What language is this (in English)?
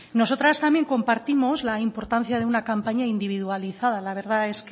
Spanish